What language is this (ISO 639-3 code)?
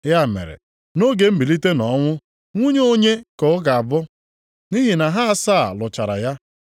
ibo